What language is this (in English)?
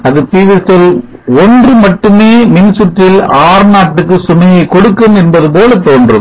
Tamil